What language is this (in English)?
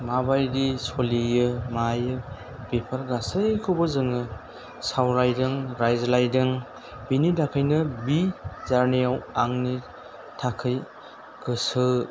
Bodo